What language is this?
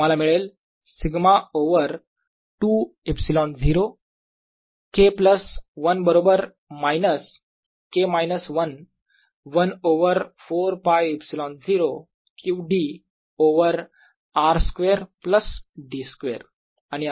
Marathi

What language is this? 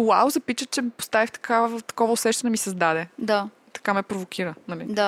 Bulgarian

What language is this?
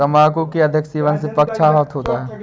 Hindi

